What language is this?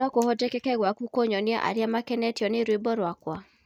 Kikuyu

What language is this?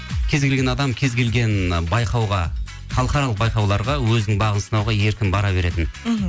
Kazakh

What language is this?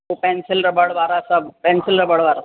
Sindhi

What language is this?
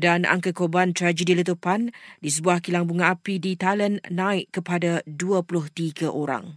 Malay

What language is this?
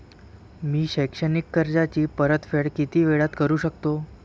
Marathi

